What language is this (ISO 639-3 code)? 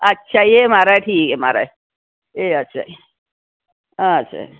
doi